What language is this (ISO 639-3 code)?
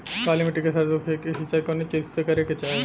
bho